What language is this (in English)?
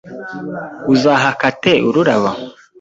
Kinyarwanda